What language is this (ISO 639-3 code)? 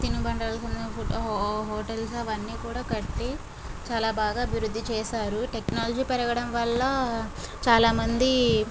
tel